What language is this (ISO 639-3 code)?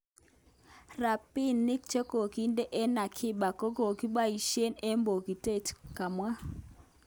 kln